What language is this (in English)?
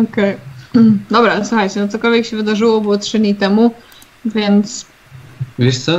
Polish